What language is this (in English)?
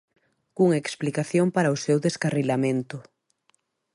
Galician